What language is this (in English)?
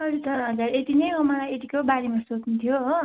Nepali